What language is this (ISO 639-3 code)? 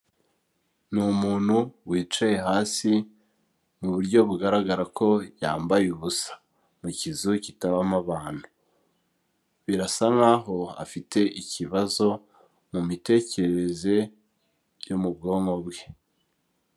kin